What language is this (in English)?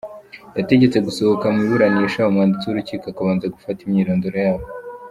Kinyarwanda